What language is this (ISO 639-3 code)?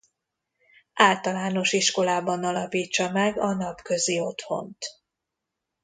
hun